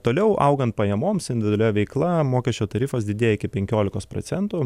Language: Lithuanian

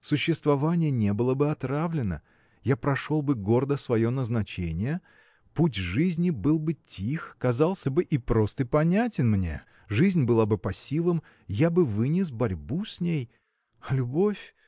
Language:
Russian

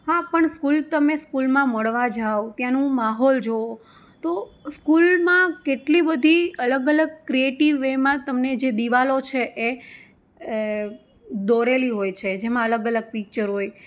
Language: Gujarati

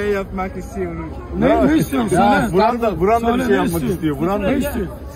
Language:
Turkish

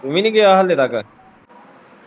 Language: Punjabi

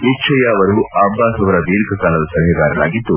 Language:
Kannada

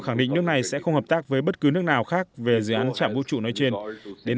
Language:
Vietnamese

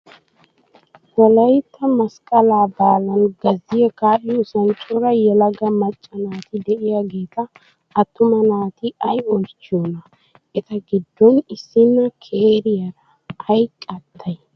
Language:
Wolaytta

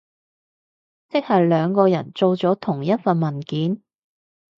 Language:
Cantonese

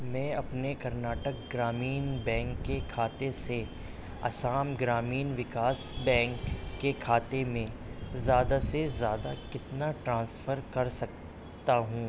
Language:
Urdu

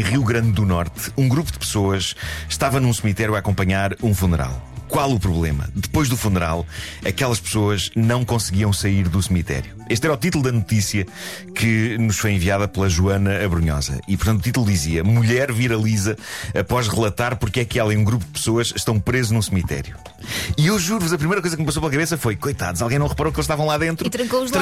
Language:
Portuguese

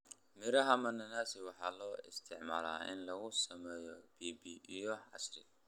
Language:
Somali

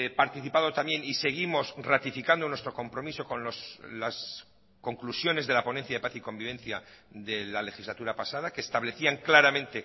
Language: Spanish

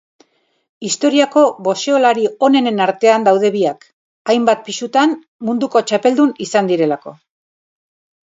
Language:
Basque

